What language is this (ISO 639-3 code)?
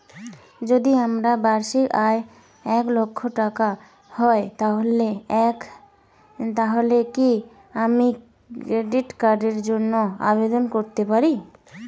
ben